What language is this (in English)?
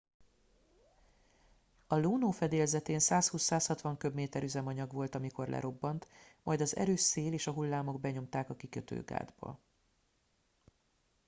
Hungarian